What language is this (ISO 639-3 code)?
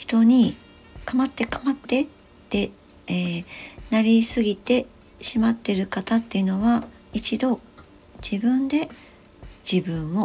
jpn